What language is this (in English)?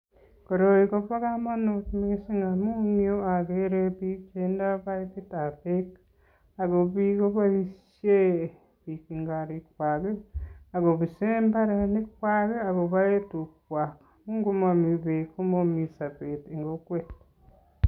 Kalenjin